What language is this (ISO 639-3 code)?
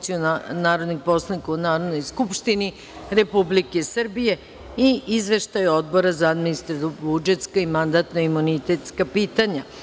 srp